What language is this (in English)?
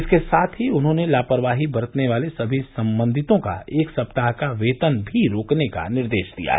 Hindi